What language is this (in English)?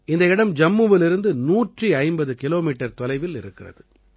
Tamil